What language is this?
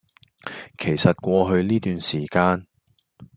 Cantonese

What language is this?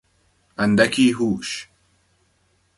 Persian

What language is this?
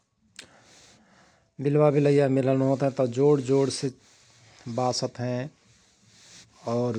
Rana Tharu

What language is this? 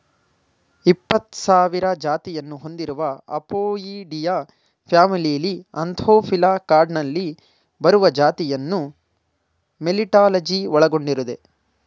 Kannada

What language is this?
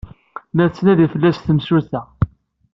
Kabyle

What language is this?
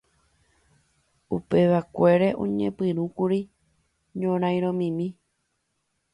Guarani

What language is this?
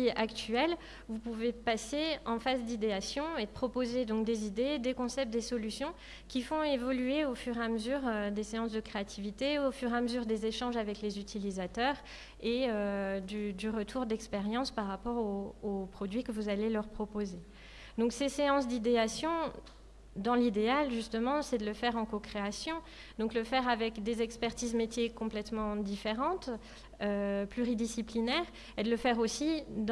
French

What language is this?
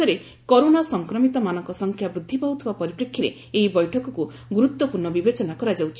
Odia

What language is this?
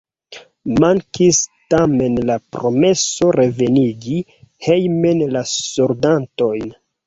Esperanto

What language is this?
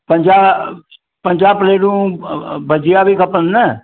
Sindhi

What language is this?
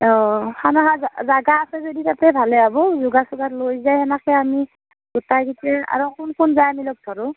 Assamese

